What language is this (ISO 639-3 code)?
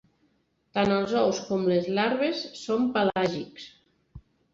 cat